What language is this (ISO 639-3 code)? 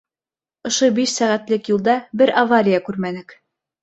bak